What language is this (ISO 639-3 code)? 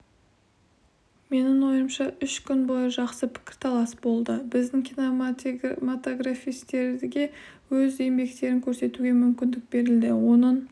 kaz